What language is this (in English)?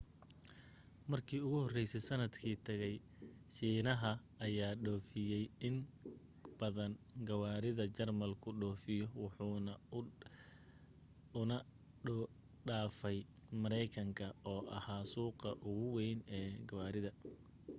Somali